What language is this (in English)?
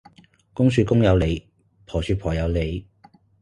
Cantonese